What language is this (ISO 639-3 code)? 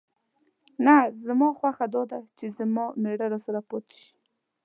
pus